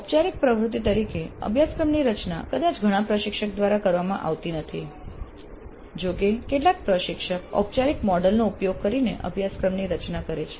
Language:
Gujarati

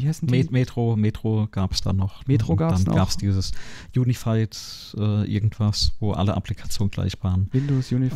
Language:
German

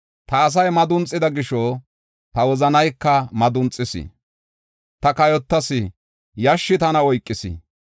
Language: Gofa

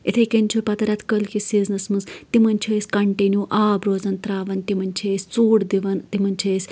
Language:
Kashmiri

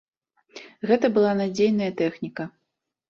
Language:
Belarusian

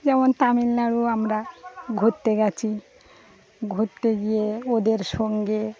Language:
Bangla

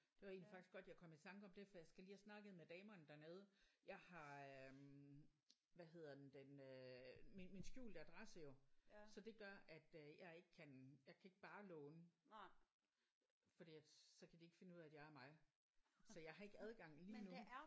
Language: Danish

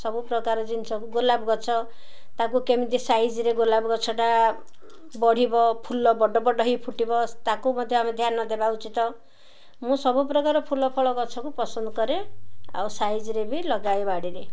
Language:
Odia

